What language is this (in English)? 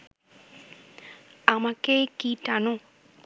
Bangla